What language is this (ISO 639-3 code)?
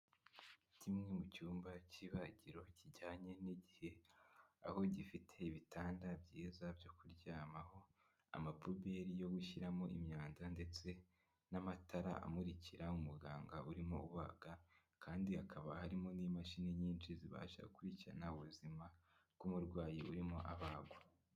kin